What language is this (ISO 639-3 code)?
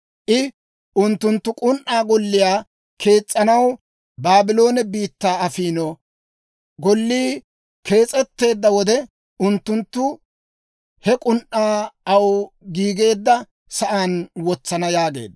dwr